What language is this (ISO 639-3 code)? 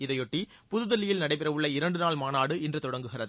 tam